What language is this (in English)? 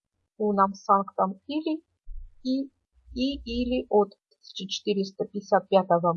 Russian